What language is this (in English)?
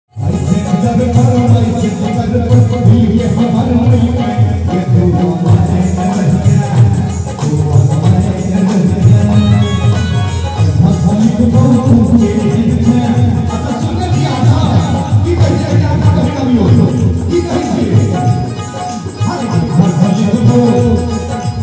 Arabic